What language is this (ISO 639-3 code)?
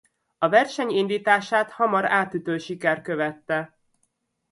hun